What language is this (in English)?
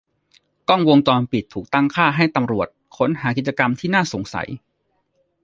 Thai